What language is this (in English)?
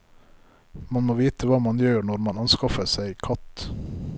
Norwegian